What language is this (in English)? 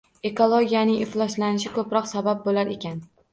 Uzbek